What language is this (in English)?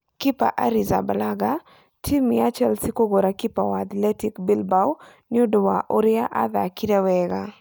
Kikuyu